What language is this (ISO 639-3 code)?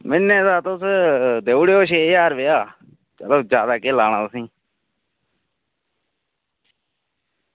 doi